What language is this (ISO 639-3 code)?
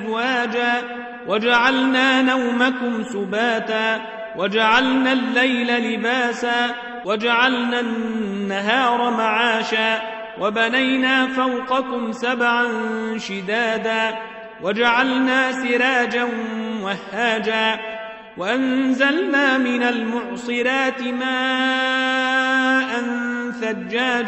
ara